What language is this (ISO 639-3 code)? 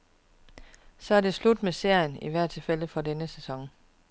dan